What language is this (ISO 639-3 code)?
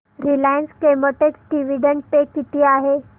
mar